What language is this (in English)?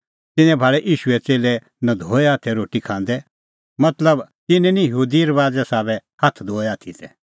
Kullu Pahari